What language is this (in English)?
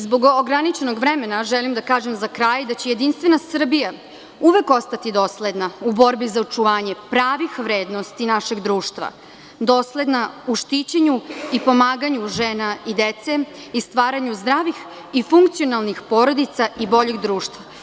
Serbian